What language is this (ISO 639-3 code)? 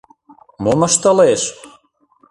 chm